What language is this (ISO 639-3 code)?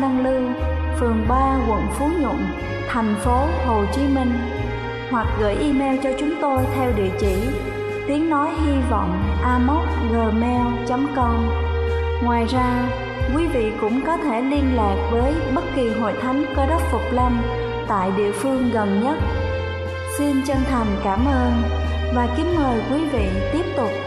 vie